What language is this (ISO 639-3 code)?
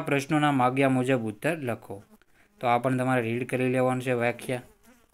ron